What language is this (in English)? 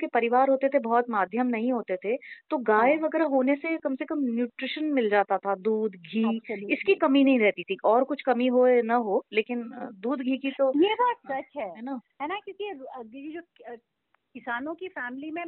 Hindi